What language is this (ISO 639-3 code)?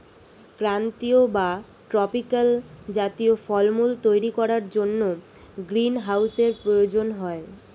ben